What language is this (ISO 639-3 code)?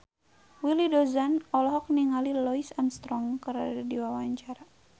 sun